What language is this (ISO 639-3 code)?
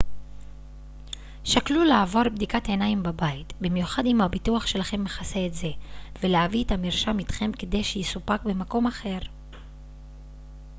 heb